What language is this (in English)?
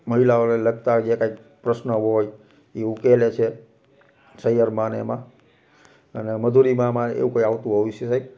Gujarati